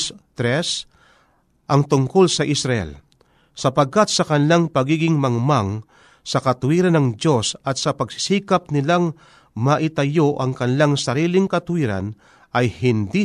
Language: Filipino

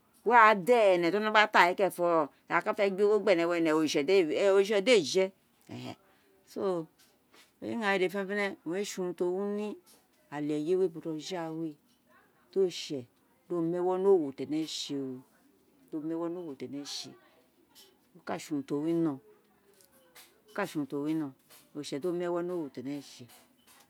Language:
Isekiri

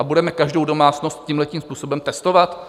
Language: Czech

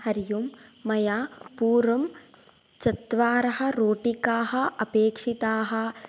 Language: Sanskrit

